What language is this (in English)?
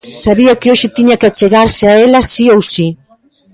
Galician